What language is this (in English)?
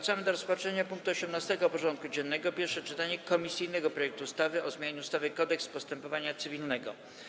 Polish